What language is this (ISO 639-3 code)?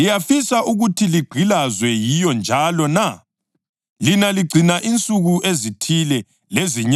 nde